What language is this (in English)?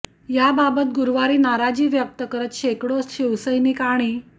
Marathi